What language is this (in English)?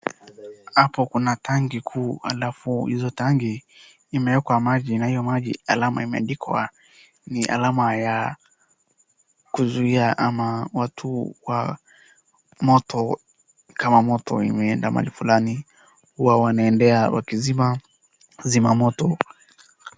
Swahili